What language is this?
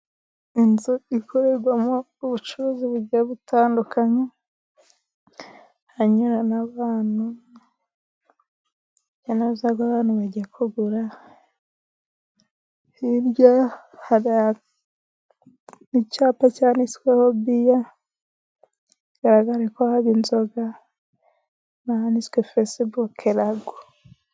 Kinyarwanda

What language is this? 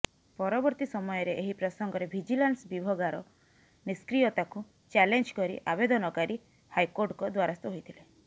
Odia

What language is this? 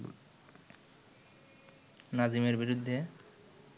Bangla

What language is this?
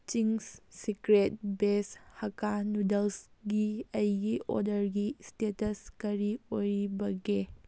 Manipuri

